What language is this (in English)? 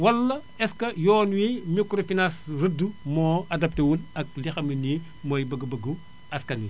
Wolof